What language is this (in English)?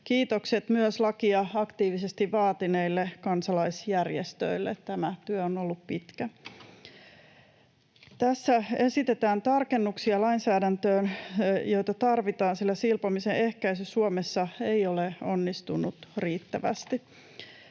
Finnish